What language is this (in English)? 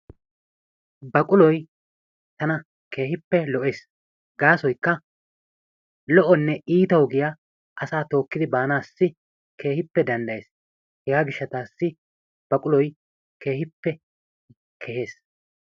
Wolaytta